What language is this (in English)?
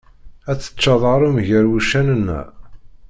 Kabyle